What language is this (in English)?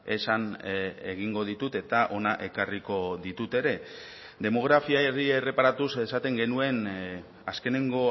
Basque